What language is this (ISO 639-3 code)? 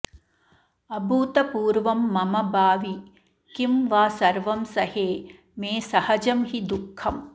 san